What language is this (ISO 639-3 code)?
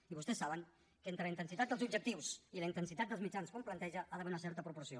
cat